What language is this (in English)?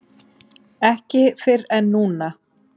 Icelandic